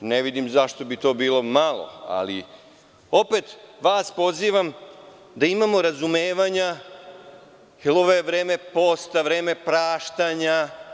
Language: Serbian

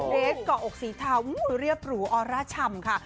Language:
Thai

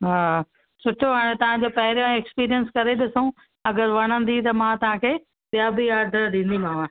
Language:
Sindhi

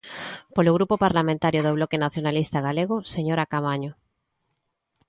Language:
Galician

